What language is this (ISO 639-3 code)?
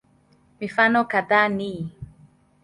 swa